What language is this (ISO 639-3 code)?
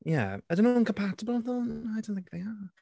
cym